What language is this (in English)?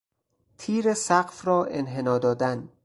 Persian